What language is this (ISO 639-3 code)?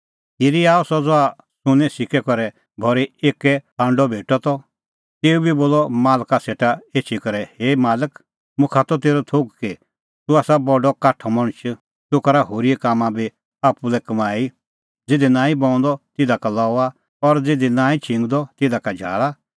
kfx